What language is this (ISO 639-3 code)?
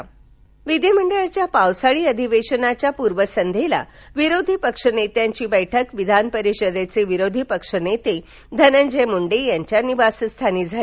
mar